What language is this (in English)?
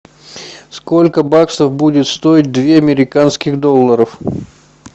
Russian